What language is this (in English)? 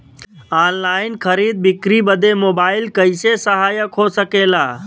Bhojpuri